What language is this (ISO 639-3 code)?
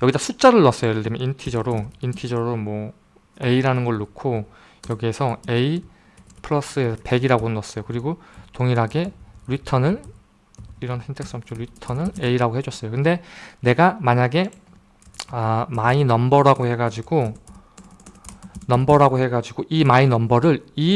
kor